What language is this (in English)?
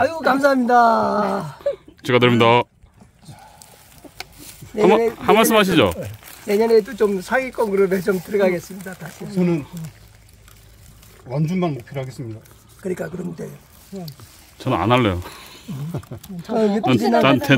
Korean